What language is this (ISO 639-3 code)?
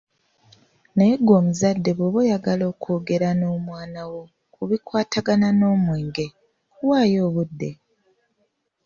lug